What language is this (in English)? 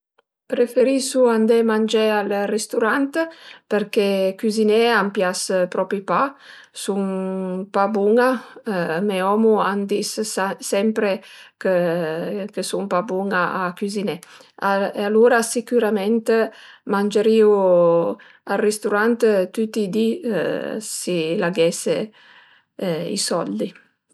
Piedmontese